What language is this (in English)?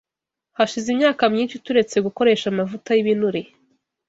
Kinyarwanda